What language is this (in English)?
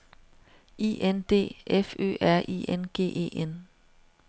Danish